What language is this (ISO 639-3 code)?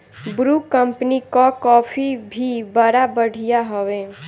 bho